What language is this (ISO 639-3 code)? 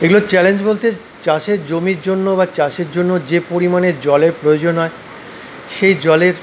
ben